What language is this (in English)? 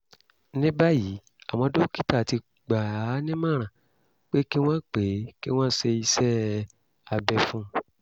Yoruba